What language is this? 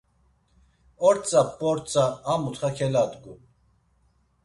Laz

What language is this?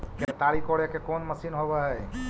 Magahi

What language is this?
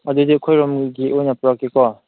Manipuri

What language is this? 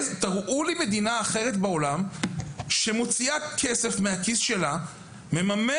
Hebrew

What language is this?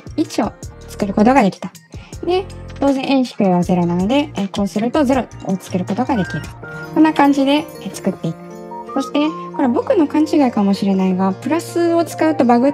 Japanese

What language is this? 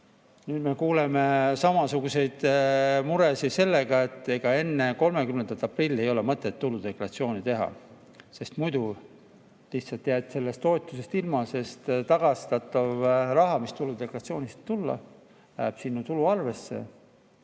Estonian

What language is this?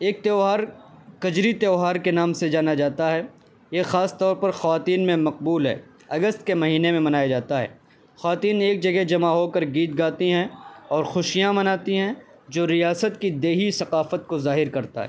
Urdu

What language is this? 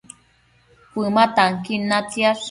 Matsés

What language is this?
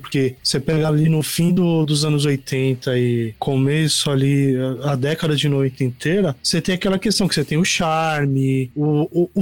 Portuguese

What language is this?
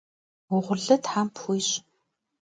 Kabardian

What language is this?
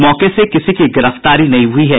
Hindi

